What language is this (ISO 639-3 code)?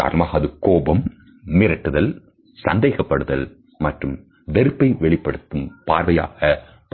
tam